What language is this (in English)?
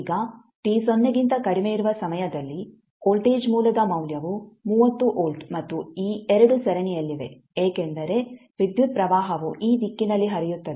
Kannada